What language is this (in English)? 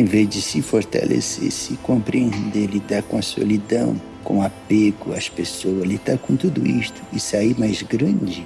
Portuguese